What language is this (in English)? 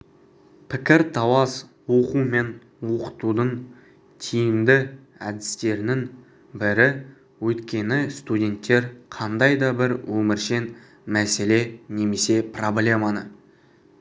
Kazakh